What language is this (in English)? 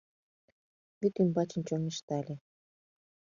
Mari